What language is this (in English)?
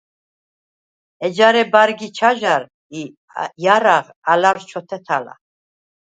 Svan